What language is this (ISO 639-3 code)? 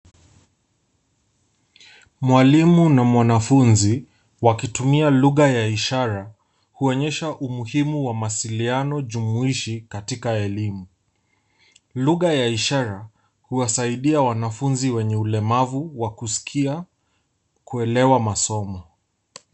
swa